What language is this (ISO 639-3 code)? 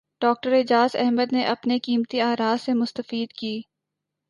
urd